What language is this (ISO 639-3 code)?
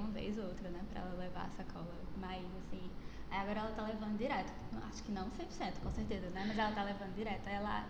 por